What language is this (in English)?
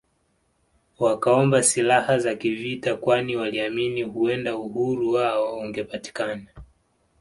Swahili